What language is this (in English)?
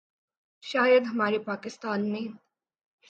Urdu